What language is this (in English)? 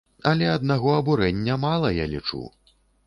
Belarusian